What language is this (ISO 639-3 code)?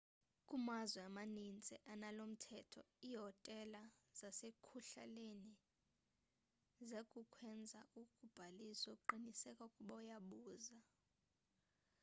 xho